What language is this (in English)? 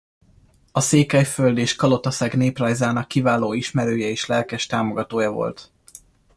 Hungarian